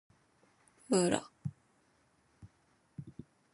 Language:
Chinese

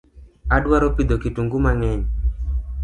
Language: Luo (Kenya and Tanzania)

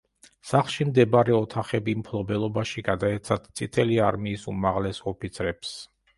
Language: Georgian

